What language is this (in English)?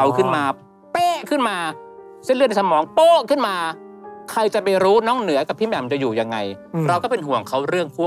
Thai